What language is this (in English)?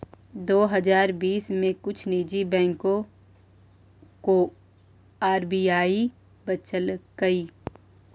Magahi